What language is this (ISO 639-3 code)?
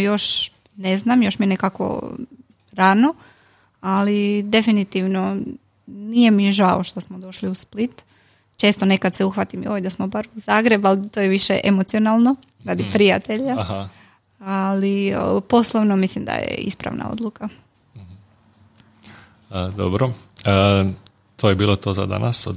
hrv